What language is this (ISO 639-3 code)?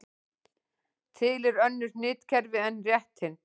isl